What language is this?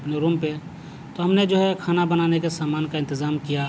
Urdu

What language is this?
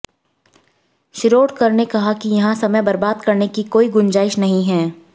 Hindi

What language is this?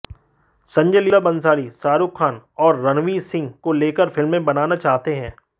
Hindi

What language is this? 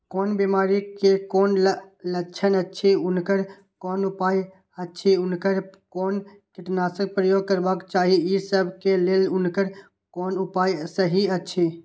Maithili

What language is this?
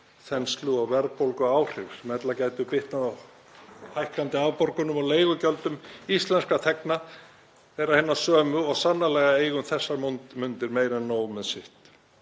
Icelandic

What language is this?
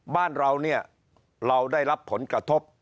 Thai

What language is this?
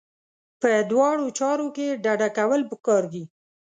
Pashto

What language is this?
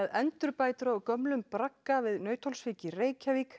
Icelandic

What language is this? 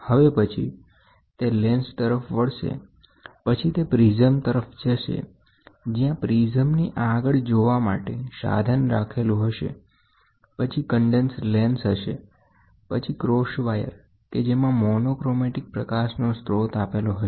Gujarati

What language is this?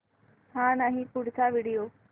Marathi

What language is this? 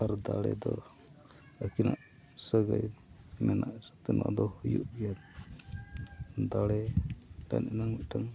Santali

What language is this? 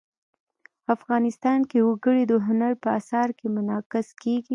Pashto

